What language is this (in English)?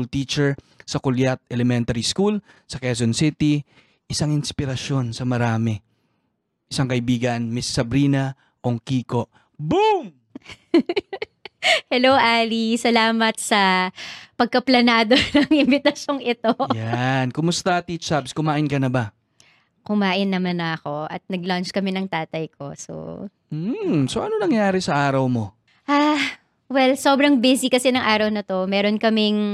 Filipino